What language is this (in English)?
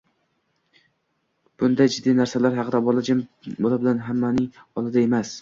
Uzbek